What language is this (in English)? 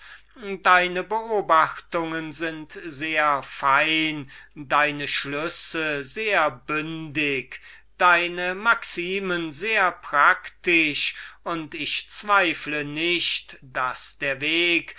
German